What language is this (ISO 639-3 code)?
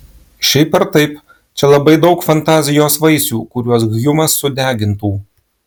lit